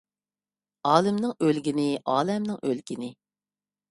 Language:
Uyghur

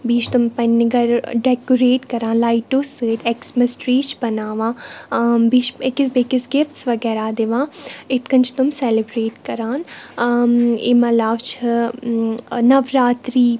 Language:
Kashmiri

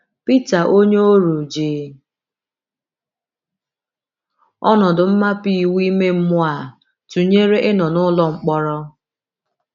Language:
Igbo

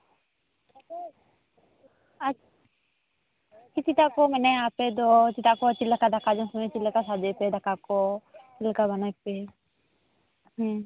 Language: Santali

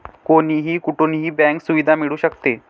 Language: Marathi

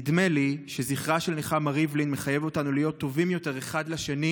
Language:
Hebrew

